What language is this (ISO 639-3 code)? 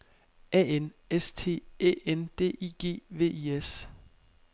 dan